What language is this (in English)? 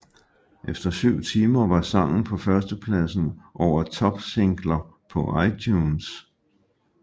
Danish